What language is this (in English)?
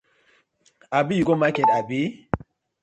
Nigerian Pidgin